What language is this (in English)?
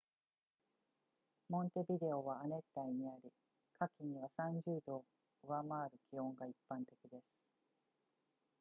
Japanese